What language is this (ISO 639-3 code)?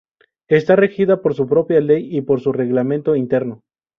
spa